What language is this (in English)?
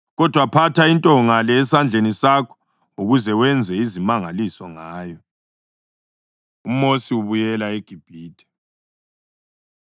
North Ndebele